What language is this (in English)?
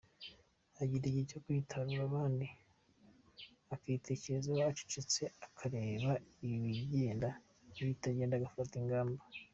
Kinyarwanda